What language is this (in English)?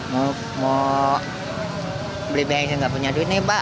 Indonesian